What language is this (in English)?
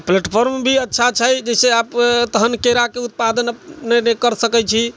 Maithili